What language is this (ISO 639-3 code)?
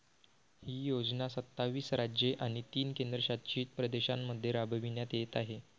mar